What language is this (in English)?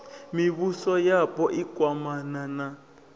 Venda